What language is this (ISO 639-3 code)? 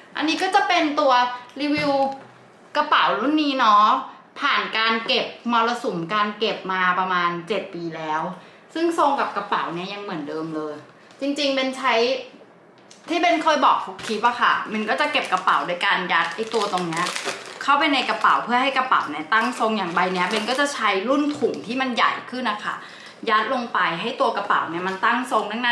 tha